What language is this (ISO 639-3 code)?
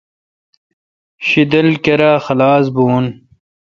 xka